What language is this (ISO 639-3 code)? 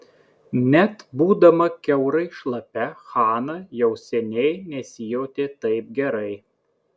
lit